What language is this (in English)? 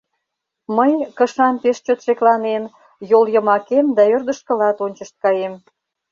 Mari